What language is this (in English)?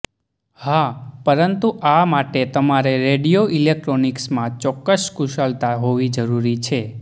Gujarati